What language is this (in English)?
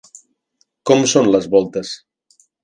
Catalan